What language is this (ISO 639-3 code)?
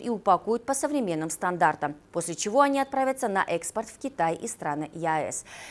rus